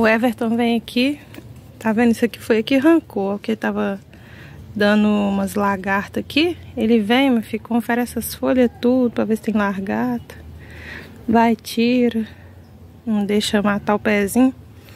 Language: Portuguese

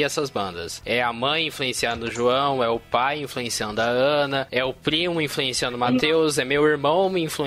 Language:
Portuguese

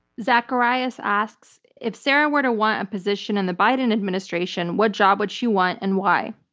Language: English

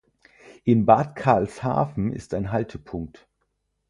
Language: German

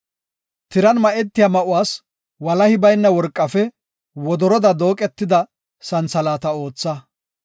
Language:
Gofa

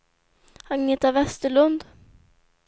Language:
Swedish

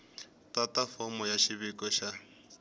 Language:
Tsonga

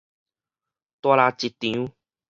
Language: Min Nan Chinese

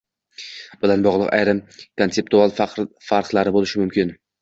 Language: Uzbek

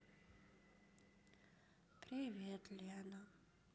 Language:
Russian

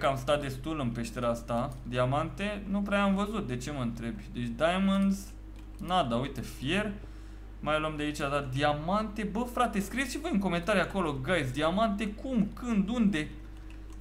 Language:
Romanian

